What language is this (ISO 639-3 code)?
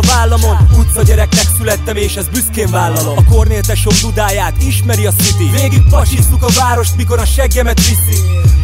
hun